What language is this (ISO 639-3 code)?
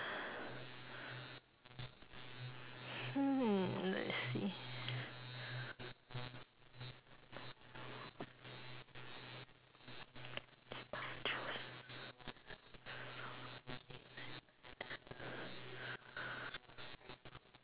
eng